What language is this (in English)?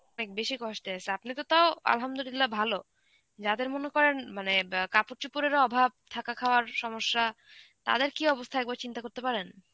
Bangla